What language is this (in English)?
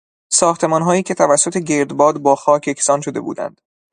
Persian